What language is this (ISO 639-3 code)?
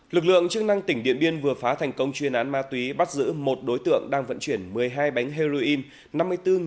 vie